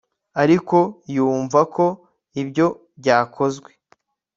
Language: Kinyarwanda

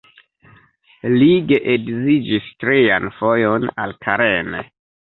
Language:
Esperanto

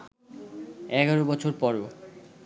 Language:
Bangla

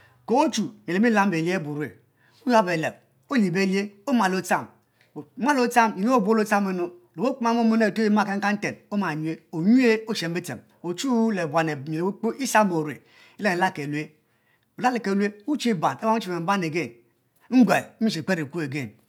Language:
Mbe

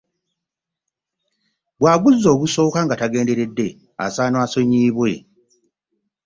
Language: Ganda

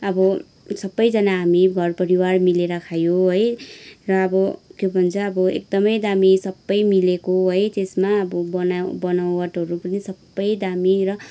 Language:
Nepali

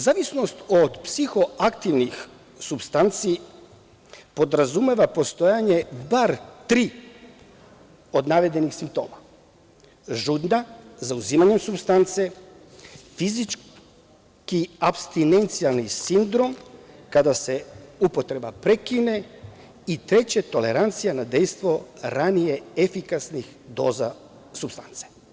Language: Serbian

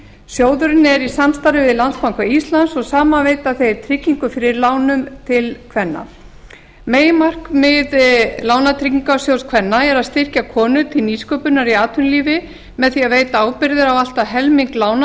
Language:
Icelandic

